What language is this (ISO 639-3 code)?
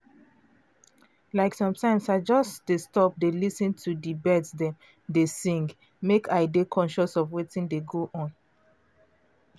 pcm